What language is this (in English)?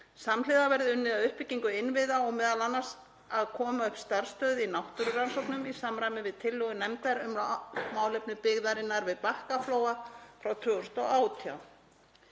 Icelandic